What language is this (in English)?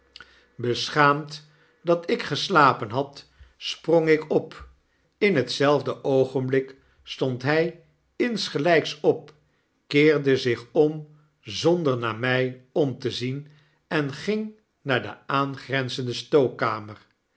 Dutch